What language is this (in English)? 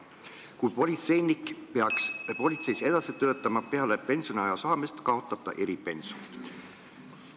Estonian